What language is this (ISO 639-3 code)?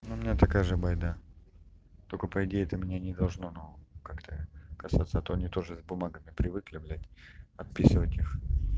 rus